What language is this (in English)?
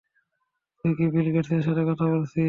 Bangla